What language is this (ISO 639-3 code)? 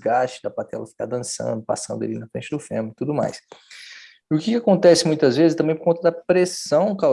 por